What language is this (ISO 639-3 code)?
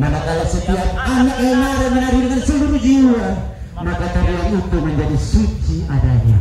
ind